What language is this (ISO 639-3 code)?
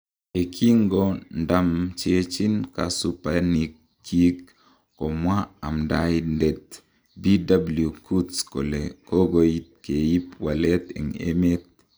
kln